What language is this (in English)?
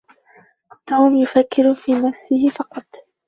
Arabic